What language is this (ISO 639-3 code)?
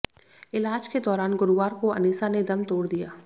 hin